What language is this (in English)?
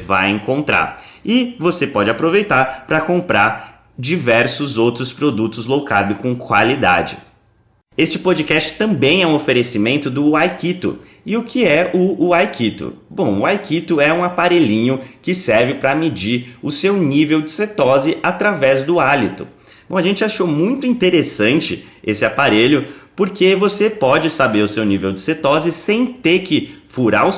Portuguese